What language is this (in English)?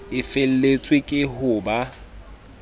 Southern Sotho